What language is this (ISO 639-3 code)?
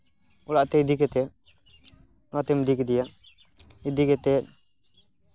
sat